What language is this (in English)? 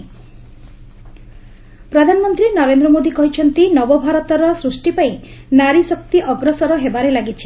Odia